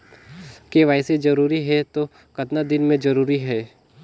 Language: Chhattisgarhi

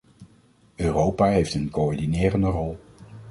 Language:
Dutch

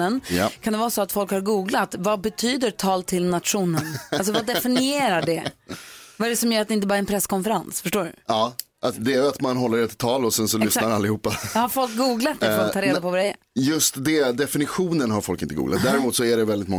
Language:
Swedish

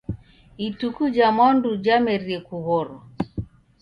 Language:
Taita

